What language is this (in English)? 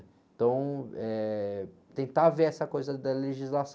Portuguese